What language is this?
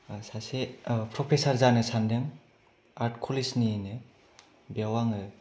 Bodo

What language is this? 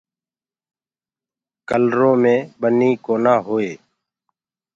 Gurgula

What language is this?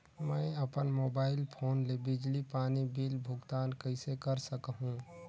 Chhattisgarhi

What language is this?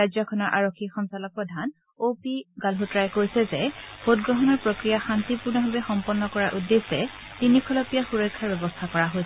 Assamese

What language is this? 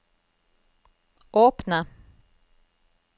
Norwegian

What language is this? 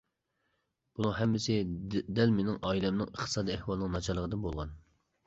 Uyghur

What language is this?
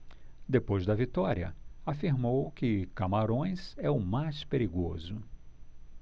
Portuguese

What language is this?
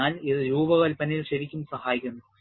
Malayalam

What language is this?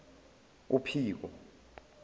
Zulu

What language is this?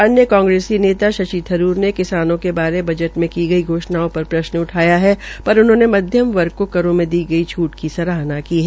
Hindi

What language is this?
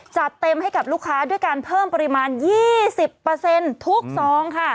Thai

